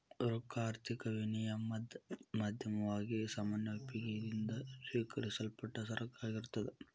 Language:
Kannada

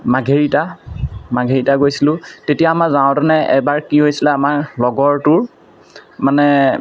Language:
Assamese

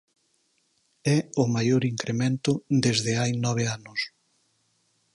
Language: Galician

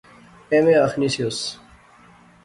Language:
Pahari-Potwari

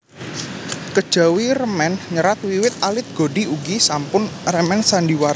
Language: Javanese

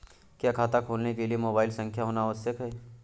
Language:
Hindi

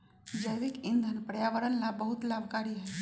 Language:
Magahi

